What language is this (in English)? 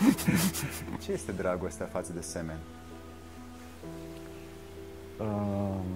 Romanian